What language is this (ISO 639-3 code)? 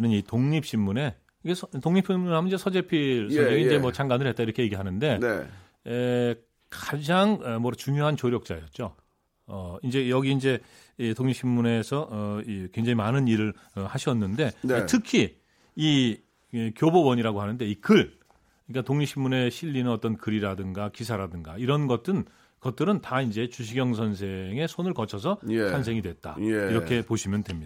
kor